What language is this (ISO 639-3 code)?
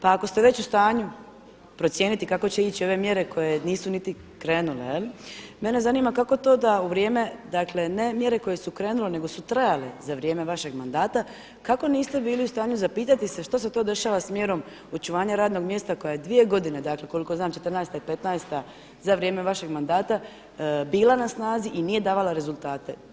hrv